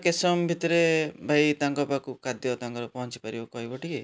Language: Odia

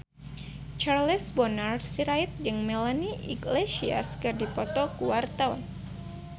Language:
Sundanese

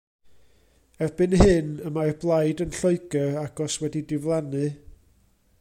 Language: Welsh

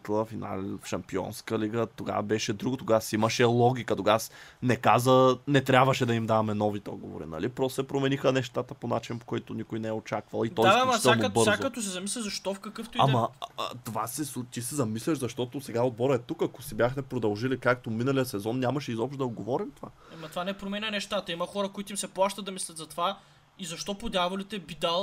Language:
Bulgarian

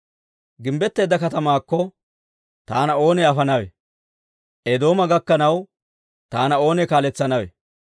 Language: Dawro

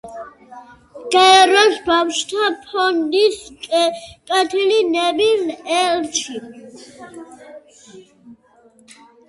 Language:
Georgian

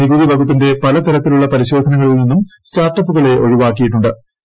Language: Malayalam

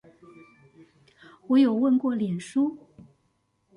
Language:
Chinese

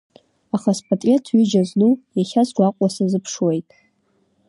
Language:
Abkhazian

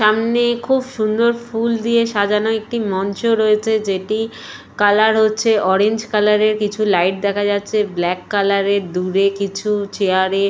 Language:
Bangla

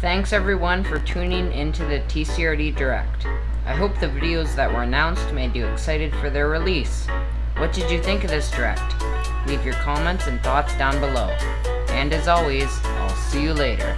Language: English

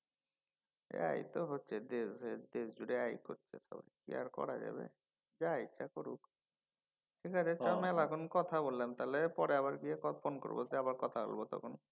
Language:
Bangla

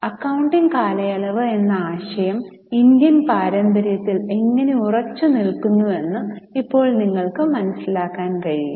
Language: Malayalam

